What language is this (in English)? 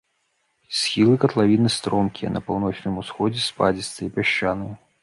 Belarusian